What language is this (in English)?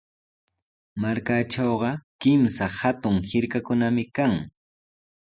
Sihuas Ancash Quechua